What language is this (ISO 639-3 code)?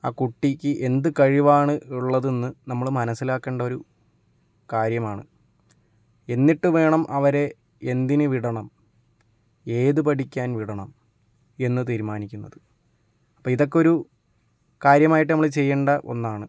mal